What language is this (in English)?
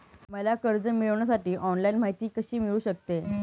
Marathi